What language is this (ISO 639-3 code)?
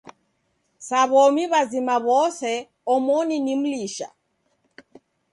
dav